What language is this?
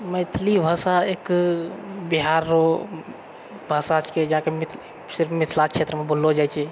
Maithili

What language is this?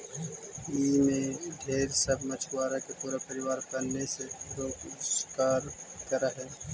Magahi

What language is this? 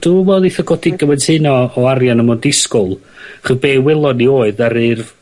Welsh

